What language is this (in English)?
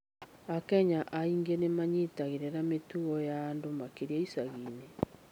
Kikuyu